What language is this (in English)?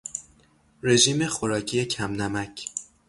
Persian